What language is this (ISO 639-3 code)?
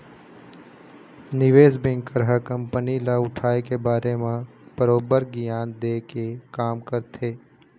hne